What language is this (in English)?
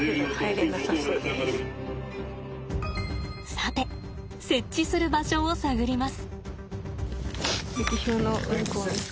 Japanese